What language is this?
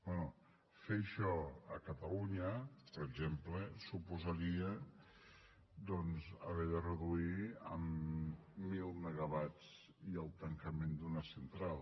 Catalan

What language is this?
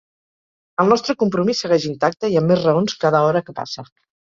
Catalan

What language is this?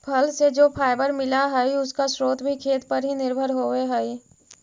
Magahi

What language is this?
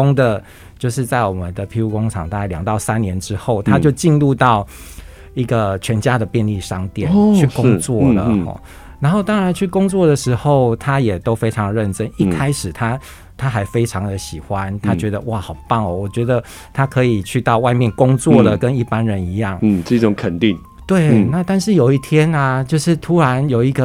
Chinese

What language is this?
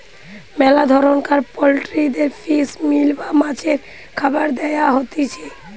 Bangla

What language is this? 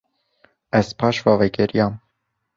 Kurdish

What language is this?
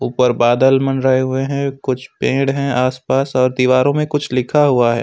Hindi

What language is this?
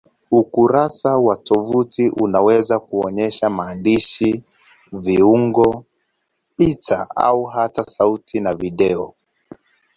Swahili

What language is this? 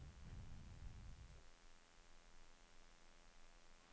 Norwegian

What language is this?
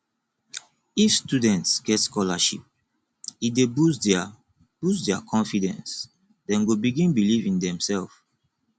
Nigerian Pidgin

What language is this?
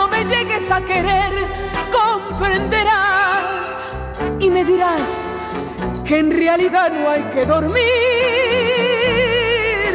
Italian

